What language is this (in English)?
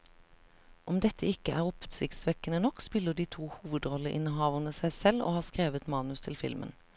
Norwegian